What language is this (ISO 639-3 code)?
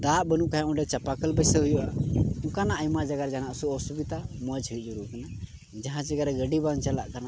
sat